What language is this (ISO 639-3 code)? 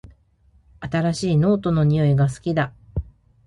jpn